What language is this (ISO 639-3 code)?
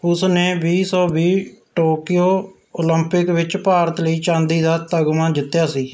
pan